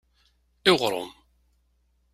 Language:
Kabyle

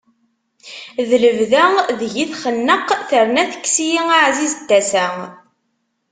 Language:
Kabyle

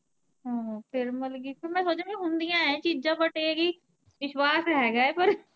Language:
Punjabi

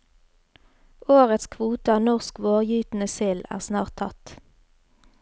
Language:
Norwegian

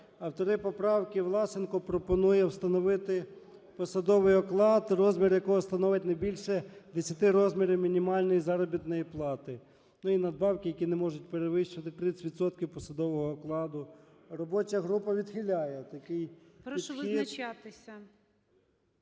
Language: Ukrainian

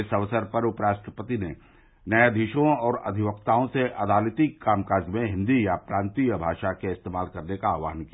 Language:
Hindi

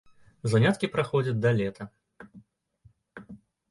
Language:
Belarusian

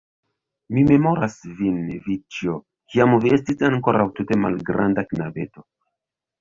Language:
Esperanto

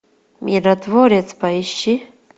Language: Russian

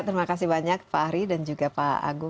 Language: Indonesian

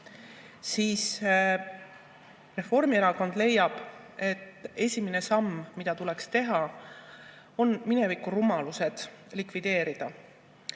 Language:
Estonian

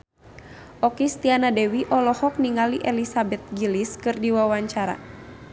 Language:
Sundanese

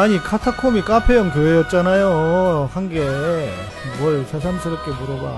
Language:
Korean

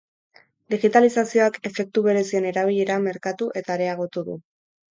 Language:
Basque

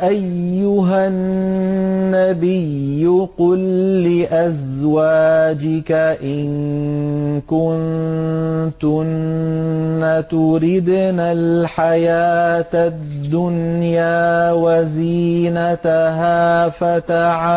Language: Arabic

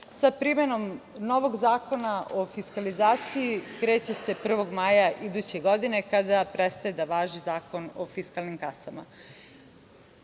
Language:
Serbian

